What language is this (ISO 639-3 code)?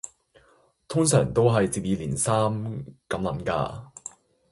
yue